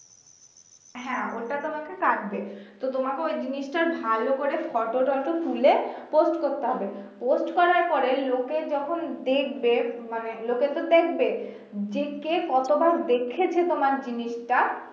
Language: Bangla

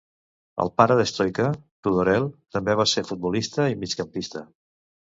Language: Catalan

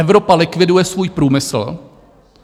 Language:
Czech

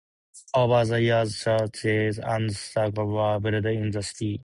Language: English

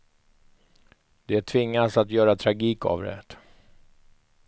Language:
Swedish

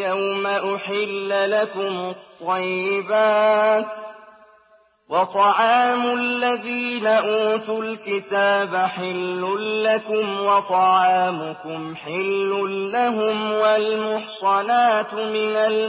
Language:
Arabic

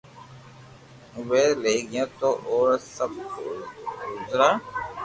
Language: Loarki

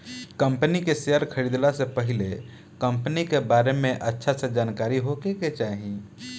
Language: Bhojpuri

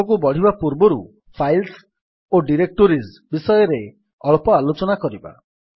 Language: Odia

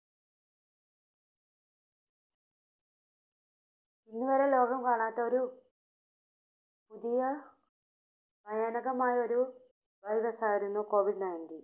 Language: Malayalam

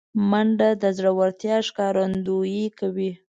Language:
Pashto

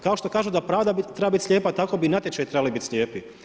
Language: Croatian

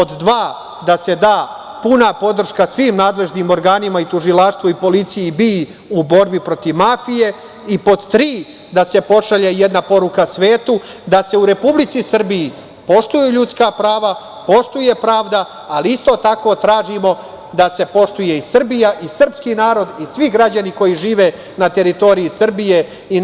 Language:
Serbian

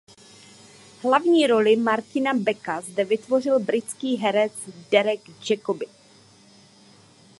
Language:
Czech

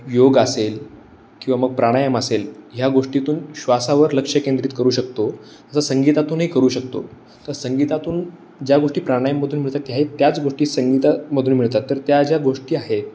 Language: Marathi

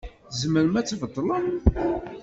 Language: Kabyle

